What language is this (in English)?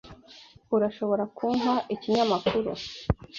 Kinyarwanda